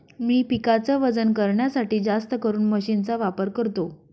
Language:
Marathi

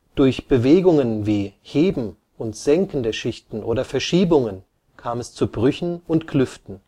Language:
German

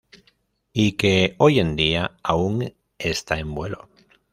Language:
Spanish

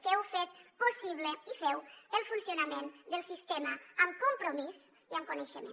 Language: Catalan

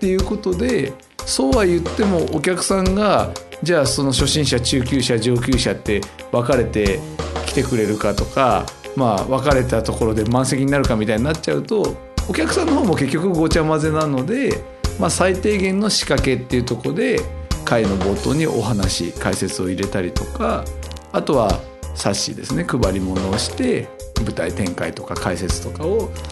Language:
Japanese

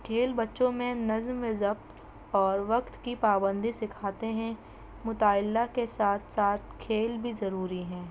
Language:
Urdu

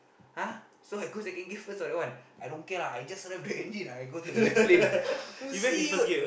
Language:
English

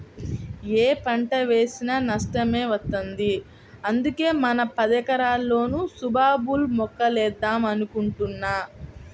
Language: Telugu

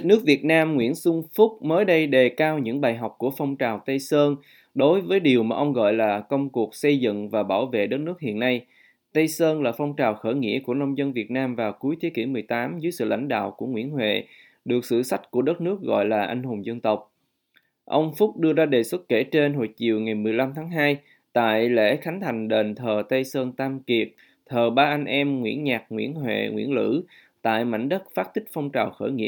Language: Vietnamese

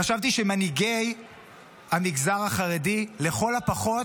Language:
Hebrew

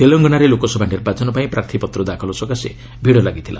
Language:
Odia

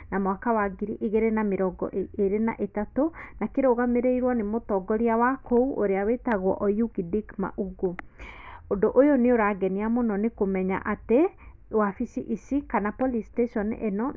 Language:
Kikuyu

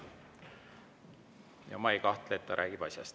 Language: Estonian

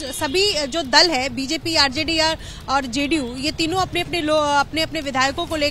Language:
Hindi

